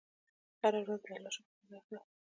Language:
Pashto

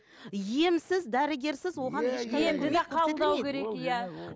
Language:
Kazakh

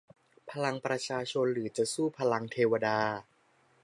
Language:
Thai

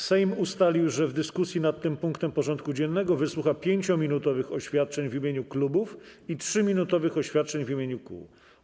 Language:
Polish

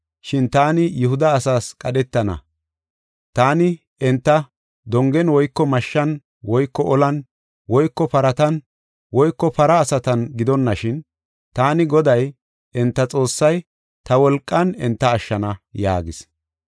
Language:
Gofa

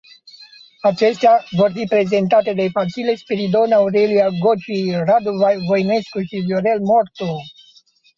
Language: Romanian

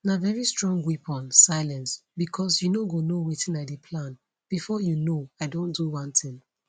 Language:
Nigerian Pidgin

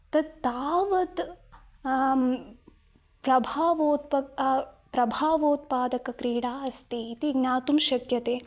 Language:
Sanskrit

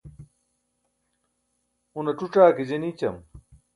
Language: Burushaski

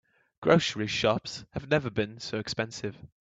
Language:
English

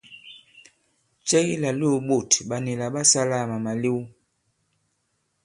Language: Bankon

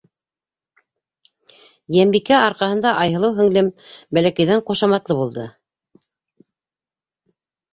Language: Bashkir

